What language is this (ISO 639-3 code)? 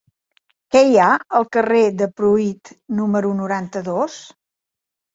cat